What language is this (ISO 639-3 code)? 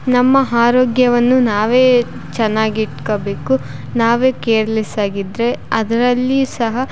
kan